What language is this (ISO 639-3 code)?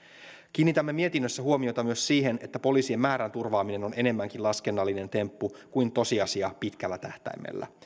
fin